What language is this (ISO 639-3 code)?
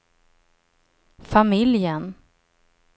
swe